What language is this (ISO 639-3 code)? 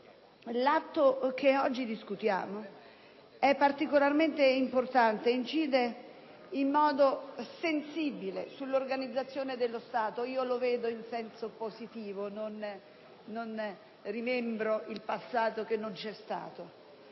ita